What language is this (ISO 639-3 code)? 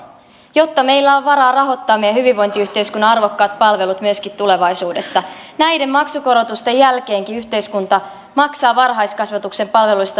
fin